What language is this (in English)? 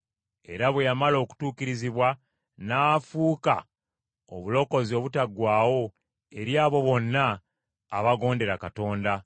Ganda